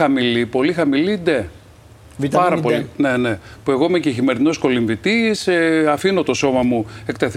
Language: Greek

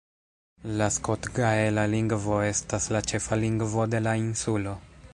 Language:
Esperanto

